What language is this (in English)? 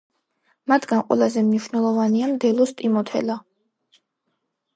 Georgian